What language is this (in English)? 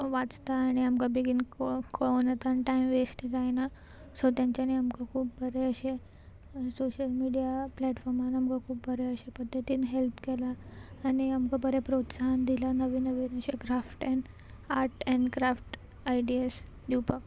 Konkani